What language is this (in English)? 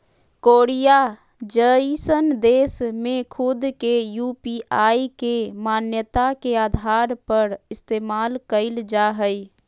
Magahi